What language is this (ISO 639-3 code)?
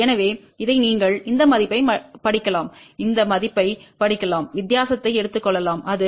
tam